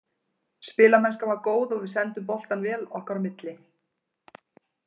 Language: Icelandic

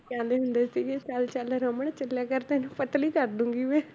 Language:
Punjabi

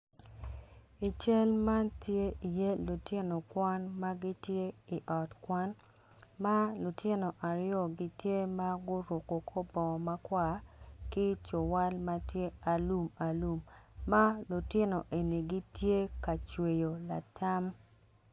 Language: Acoli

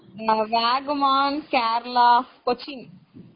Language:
Tamil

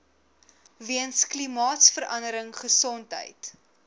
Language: Afrikaans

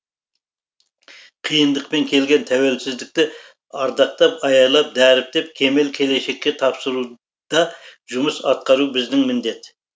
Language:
Kazakh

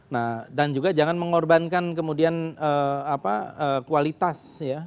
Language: Indonesian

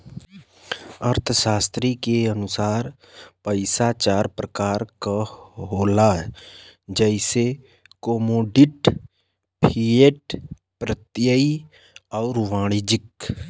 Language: Bhojpuri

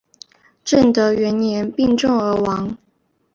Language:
Chinese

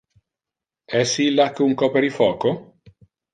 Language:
Interlingua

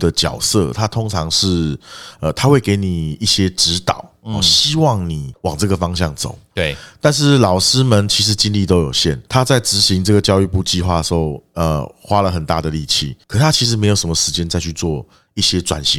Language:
Chinese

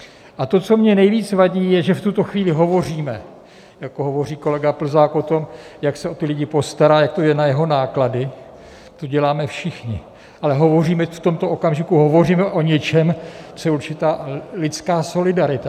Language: Czech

